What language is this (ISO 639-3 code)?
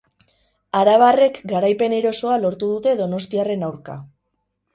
eus